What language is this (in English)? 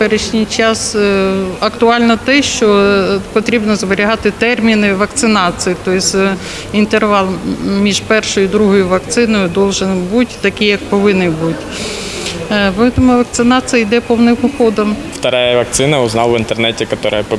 Ukrainian